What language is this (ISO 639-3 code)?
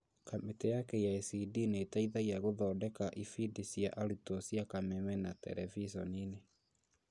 kik